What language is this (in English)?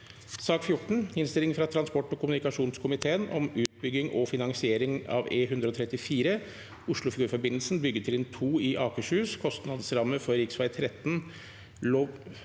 Norwegian